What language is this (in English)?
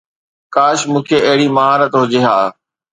Sindhi